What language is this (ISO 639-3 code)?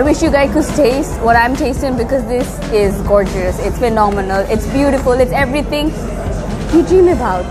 eng